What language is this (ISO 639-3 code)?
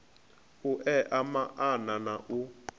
ven